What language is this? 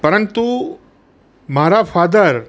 Gujarati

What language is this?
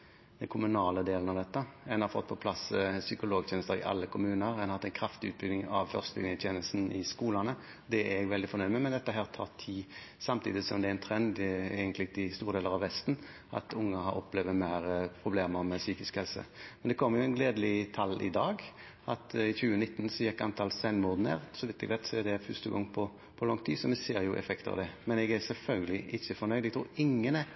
Norwegian Bokmål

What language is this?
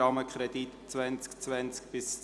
Swiss German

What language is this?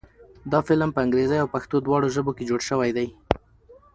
Pashto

